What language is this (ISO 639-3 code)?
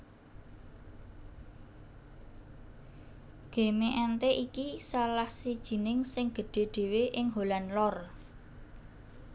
jav